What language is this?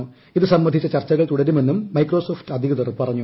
Malayalam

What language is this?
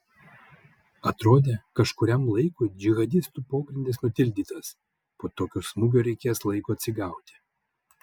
Lithuanian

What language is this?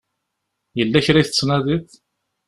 Kabyle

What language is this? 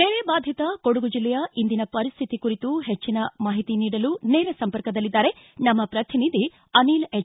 Kannada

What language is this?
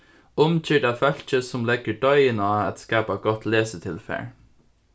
Faroese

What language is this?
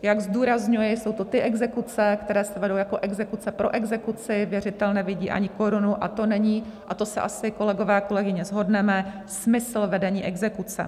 Czech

